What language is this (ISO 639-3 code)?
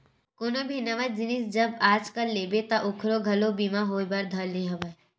hne